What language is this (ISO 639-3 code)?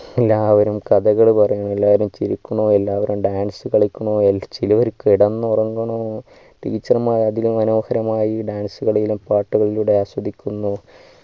mal